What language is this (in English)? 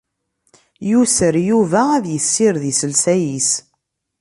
Kabyle